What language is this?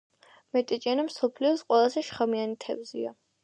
Georgian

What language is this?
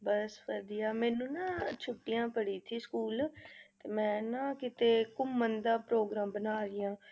Punjabi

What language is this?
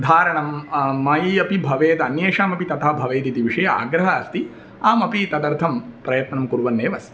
Sanskrit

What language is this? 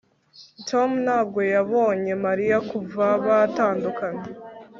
Kinyarwanda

